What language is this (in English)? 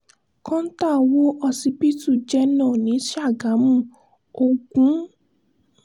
Yoruba